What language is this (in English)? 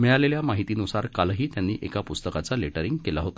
Marathi